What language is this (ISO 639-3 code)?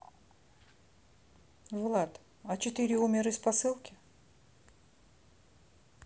rus